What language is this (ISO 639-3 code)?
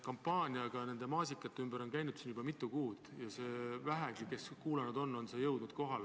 est